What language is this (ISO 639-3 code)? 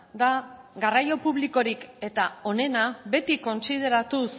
eus